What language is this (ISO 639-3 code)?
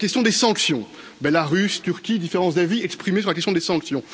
fra